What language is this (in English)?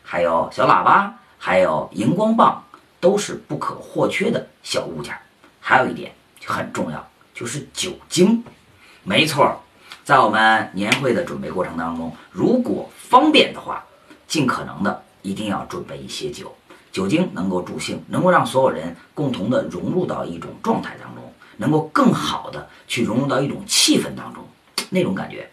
Chinese